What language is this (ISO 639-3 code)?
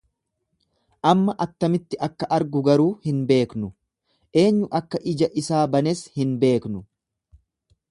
orm